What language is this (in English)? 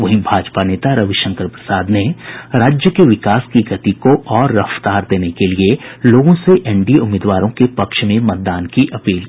Hindi